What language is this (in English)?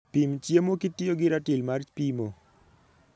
Luo (Kenya and Tanzania)